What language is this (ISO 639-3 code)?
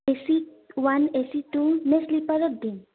asm